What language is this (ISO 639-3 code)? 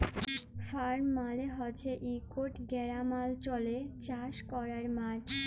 ben